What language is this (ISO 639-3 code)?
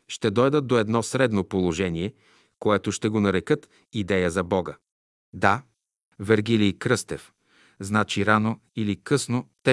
bul